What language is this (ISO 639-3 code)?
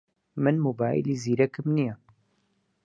ckb